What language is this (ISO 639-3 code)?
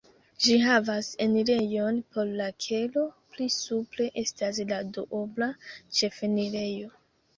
epo